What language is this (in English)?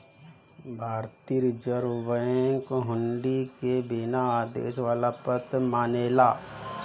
Bhojpuri